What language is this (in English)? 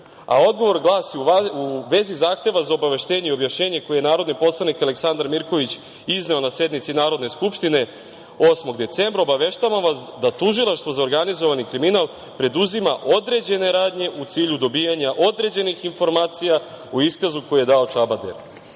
Serbian